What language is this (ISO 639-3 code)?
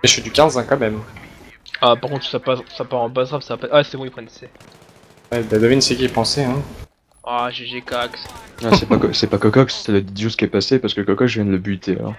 fra